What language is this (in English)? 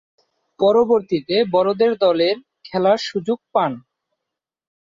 Bangla